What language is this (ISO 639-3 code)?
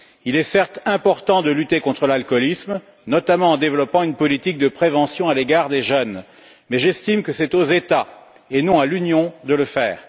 fra